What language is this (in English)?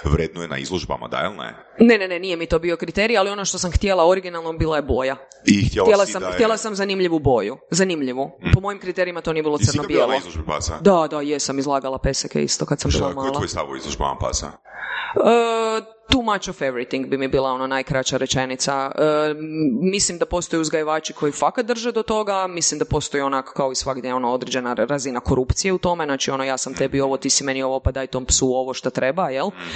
Croatian